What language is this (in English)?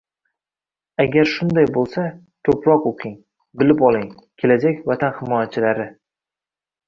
Uzbek